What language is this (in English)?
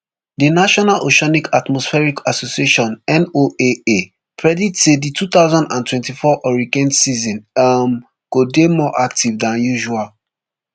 Nigerian Pidgin